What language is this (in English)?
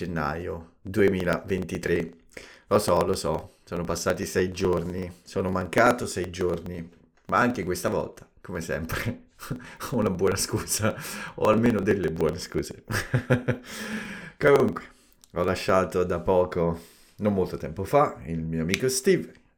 Italian